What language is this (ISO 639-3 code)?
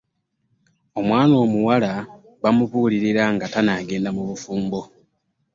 lug